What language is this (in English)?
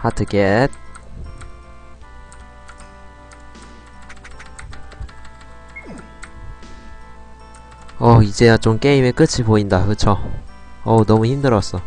Korean